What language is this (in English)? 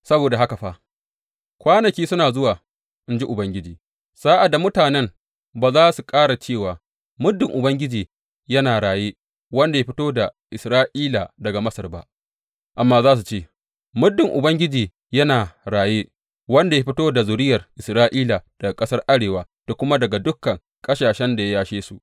Hausa